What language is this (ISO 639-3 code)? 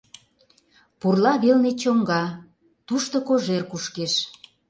chm